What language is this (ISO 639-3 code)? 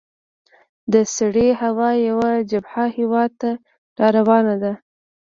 pus